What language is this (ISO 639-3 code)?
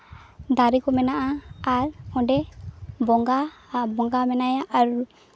sat